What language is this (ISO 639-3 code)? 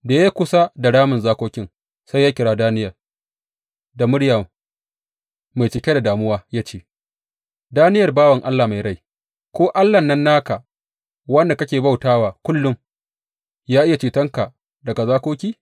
hau